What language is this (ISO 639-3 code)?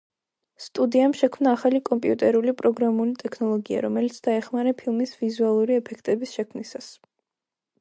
kat